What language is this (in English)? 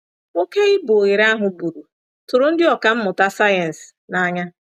Igbo